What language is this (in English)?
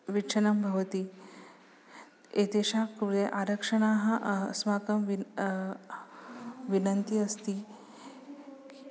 Sanskrit